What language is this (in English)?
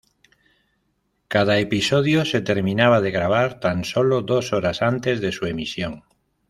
Spanish